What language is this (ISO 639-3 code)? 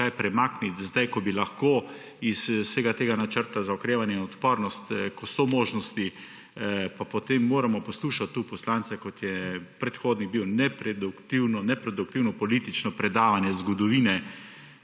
slv